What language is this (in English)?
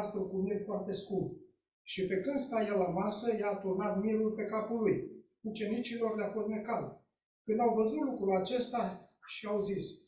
Romanian